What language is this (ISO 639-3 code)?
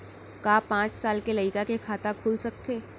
hne